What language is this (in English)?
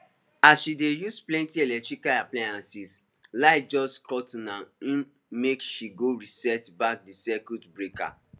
Nigerian Pidgin